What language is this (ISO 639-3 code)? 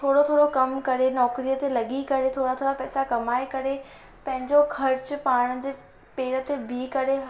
snd